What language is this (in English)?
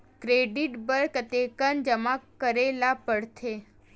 Chhattisgarhi